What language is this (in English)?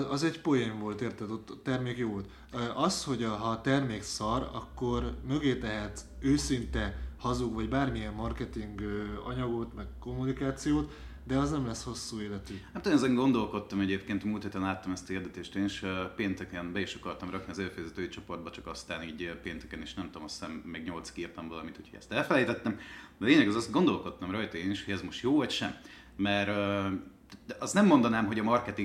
Hungarian